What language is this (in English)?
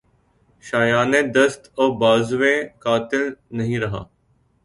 Urdu